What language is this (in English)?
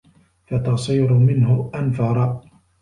Arabic